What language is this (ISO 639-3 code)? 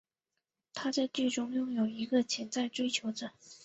zho